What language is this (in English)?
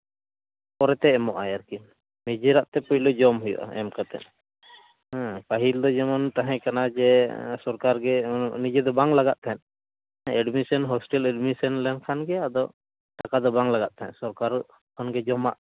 Santali